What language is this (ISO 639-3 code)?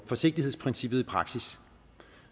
dan